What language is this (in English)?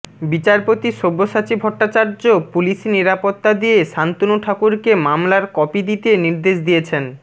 Bangla